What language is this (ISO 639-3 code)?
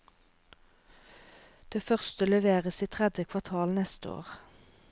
nor